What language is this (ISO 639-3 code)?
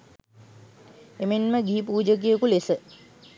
sin